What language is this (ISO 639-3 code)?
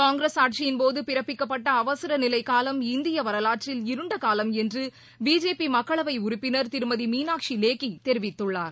tam